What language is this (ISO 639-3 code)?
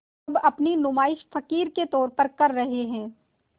hin